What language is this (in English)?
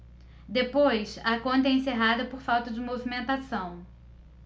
Portuguese